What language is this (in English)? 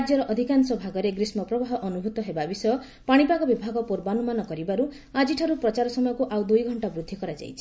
Odia